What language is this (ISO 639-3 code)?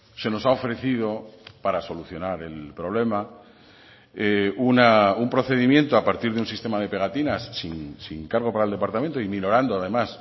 spa